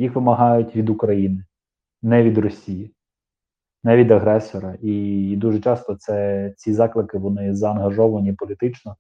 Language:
Ukrainian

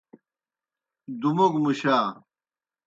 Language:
Kohistani Shina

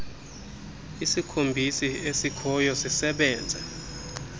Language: Xhosa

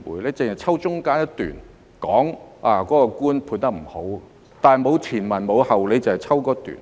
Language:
Cantonese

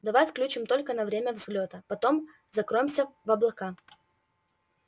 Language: Russian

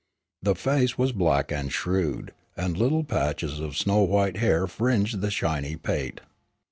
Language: English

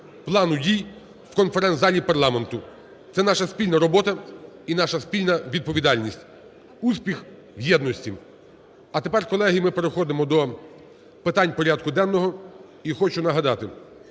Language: Ukrainian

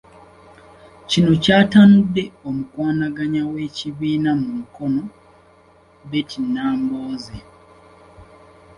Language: Ganda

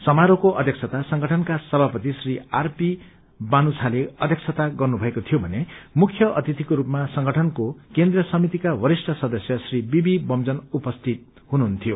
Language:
Nepali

